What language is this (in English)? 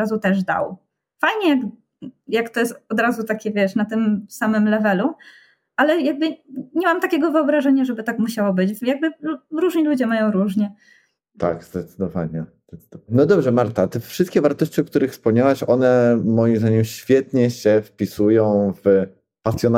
Polish